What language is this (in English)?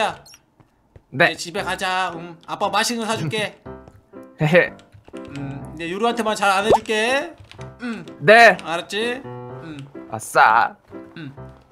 Korean